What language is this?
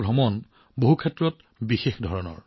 Assamese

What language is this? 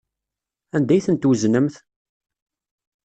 Kabyle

